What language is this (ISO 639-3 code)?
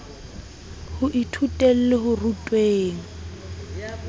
sot